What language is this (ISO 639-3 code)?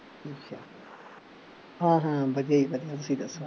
pan